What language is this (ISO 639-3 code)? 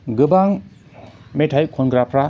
brx